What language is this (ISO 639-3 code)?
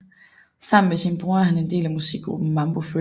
dan